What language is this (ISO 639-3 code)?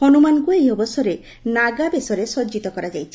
ori